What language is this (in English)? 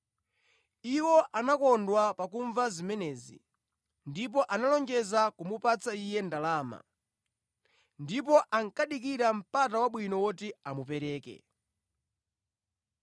Nyanja